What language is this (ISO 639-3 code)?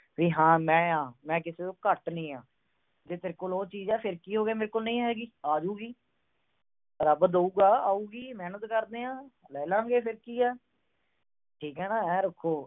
pan